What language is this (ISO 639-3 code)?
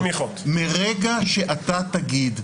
heb